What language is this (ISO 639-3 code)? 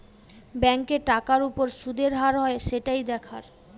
ben